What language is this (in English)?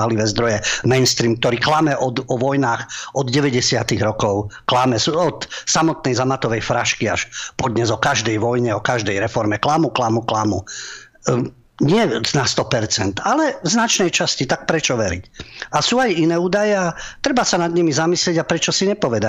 Slovak